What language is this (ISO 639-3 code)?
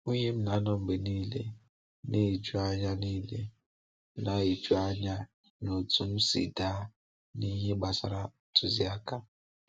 ibo